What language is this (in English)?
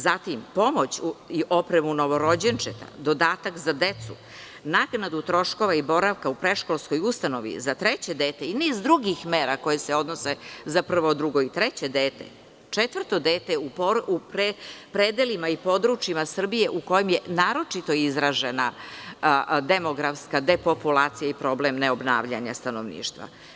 Serbian